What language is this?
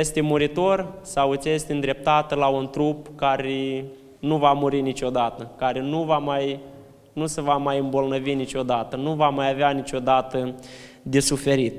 Romanian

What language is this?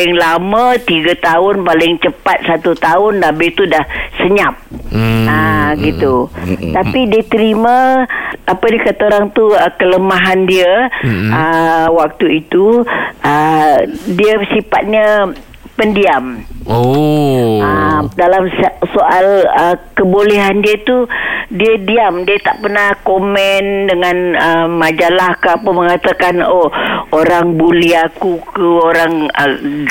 Malay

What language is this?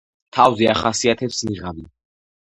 Georgian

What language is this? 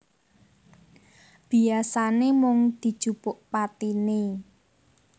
Javanese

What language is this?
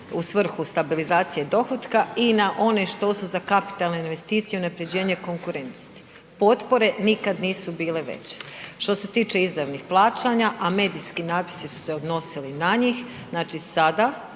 Croatian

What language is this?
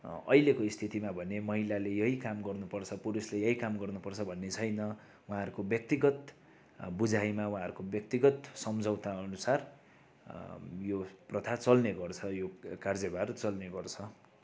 Nepali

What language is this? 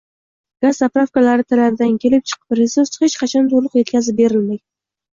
Uzbek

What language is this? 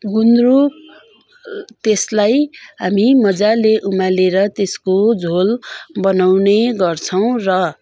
Nepali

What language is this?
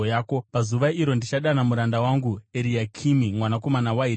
Shona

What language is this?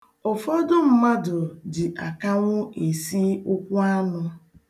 Igbo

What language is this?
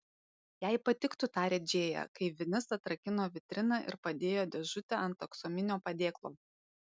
Lithuanian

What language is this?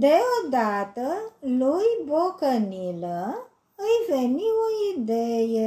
Romanian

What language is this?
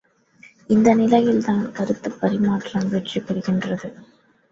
Tamil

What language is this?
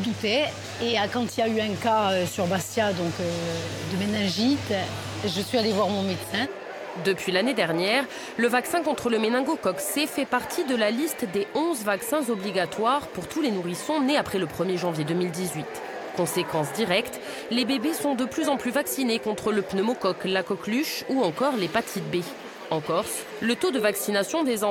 French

